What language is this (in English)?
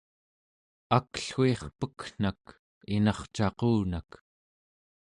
Central Yupik